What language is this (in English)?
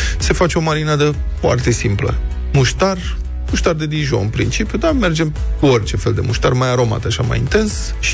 Romanian